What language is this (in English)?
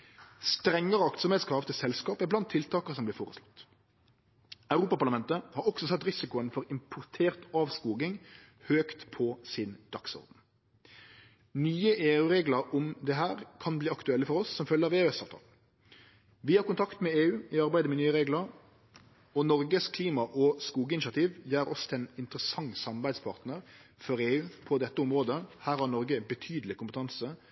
Norwegian Nynorsk